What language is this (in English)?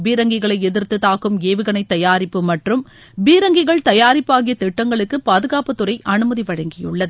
Tamil